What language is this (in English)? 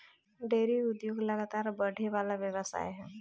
Bhojpuri